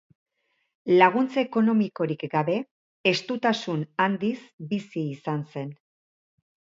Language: Basque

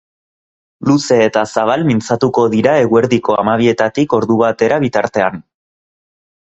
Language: Basque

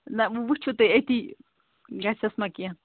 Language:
Kashmiri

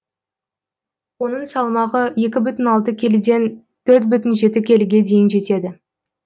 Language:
Kazakh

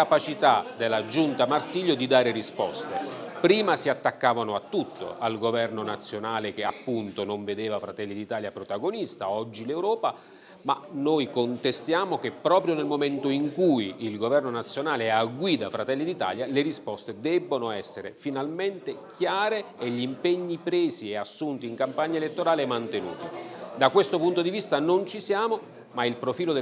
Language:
Italian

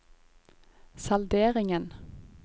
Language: Norwegian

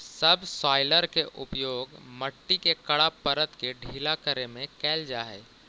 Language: Magahi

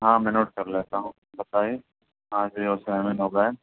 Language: Urdu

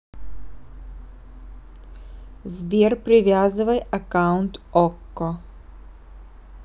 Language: Russian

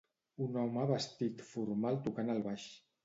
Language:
Catalan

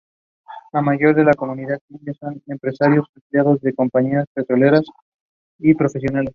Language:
Spanish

